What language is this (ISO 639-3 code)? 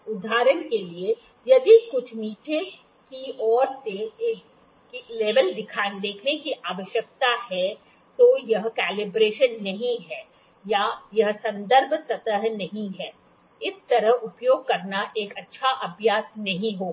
hin